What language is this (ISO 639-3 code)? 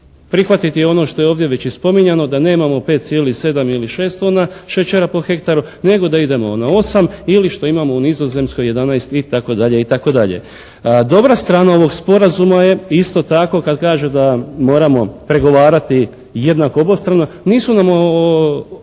hrv